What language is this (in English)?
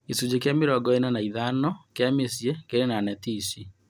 Kikuyu